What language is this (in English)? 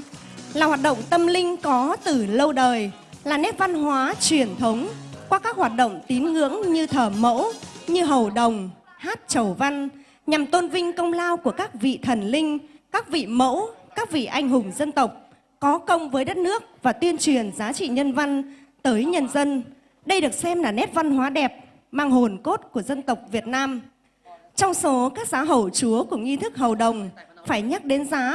Vietnamese